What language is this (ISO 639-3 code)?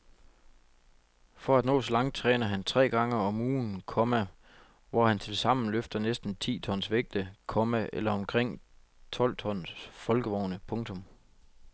dan